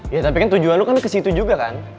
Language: Indonesian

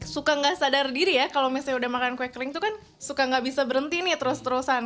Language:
Indonesian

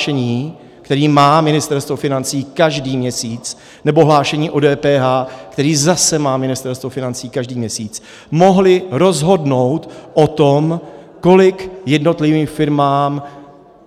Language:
Czech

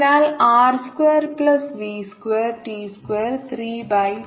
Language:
Malayalam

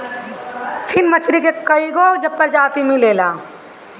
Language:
Bhojpuri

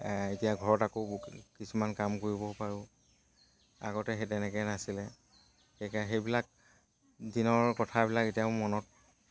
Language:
Assamese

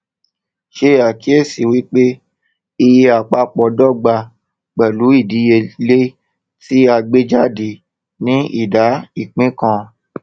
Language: Yoruba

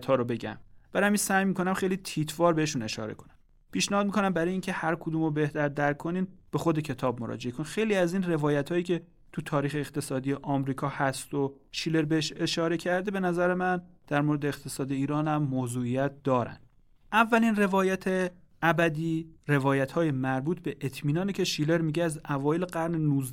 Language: Persian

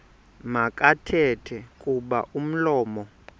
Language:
Xhosa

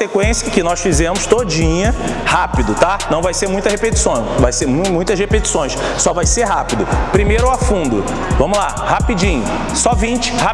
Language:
Portuguese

